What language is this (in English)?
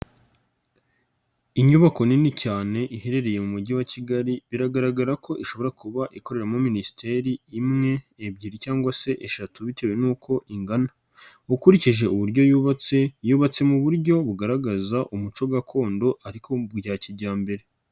Kinyarwanda